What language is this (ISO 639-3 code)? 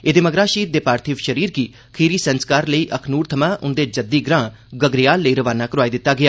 doi